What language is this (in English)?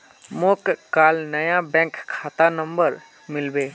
Magahi